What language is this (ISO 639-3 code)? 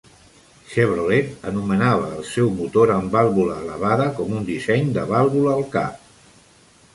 cat